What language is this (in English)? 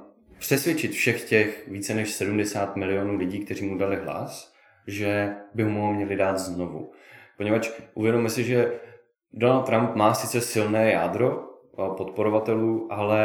Czech